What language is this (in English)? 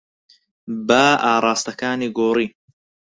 Central Kurdish